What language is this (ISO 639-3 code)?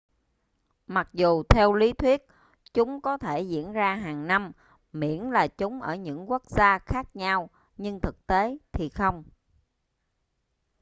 vie